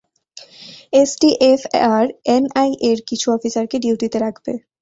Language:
Bangla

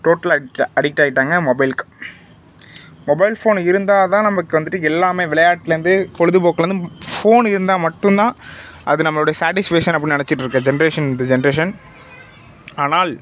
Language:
Tamil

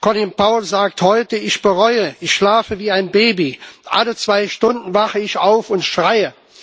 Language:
German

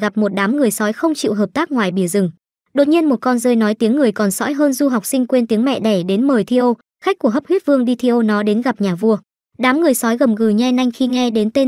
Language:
Vietnamese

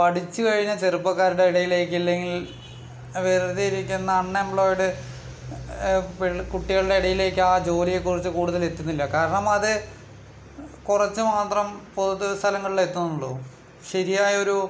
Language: Malayalam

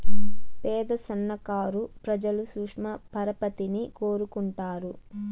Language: Telugu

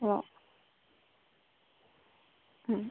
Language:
Malayalam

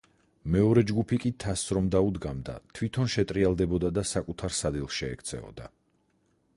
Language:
Georgian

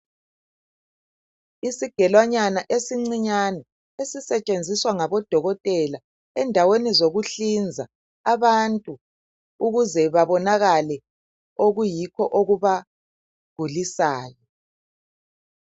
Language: North Ndebele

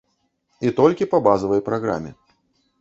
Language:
Belarusian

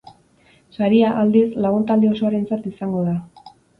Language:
Basque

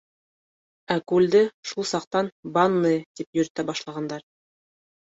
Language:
Bashkir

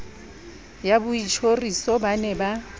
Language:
Southern Sotho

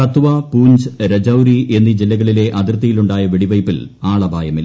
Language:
Malayalam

